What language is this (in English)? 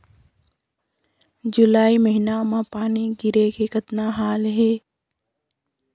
Chhattisgarhi